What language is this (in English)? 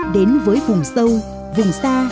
Vietnamese